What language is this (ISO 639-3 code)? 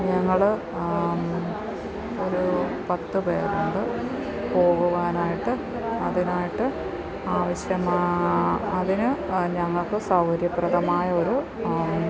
mal